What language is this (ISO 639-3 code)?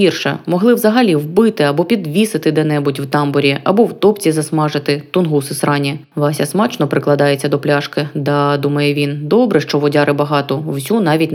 ukr